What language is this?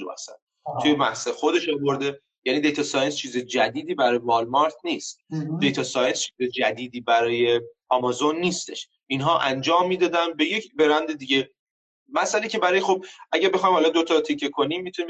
Persian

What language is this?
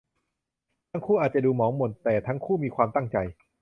Thai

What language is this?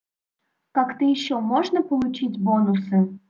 Russian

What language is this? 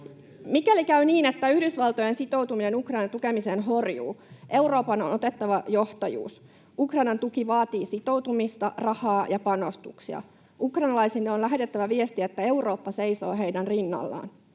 Finnish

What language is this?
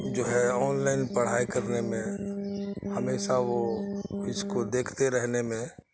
Urdu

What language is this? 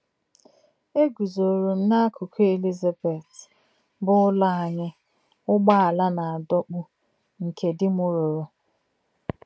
Igbo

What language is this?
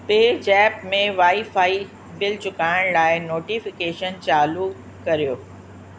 Sindhi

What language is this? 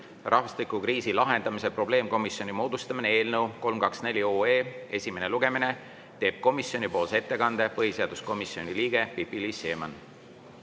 Estonian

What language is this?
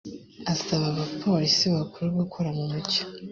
Kinyarwanda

